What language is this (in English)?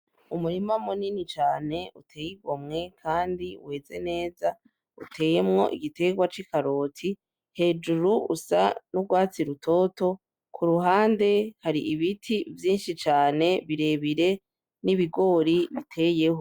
Rundi